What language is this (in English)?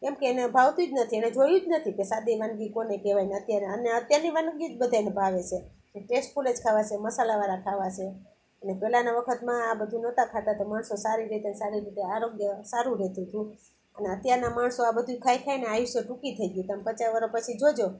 Gujarati